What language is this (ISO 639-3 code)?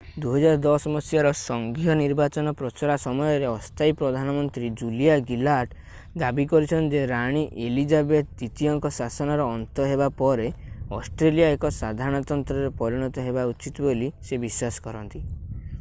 ori